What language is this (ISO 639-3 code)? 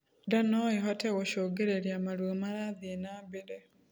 kik